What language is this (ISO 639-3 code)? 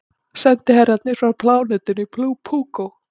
isl